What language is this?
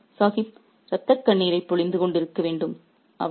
Tamil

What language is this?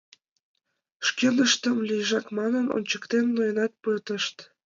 Mari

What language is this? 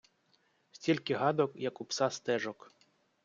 Ukrainian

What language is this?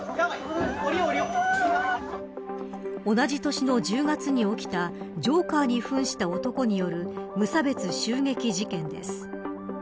Japanese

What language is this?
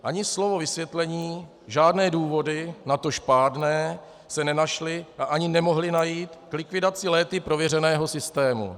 Czech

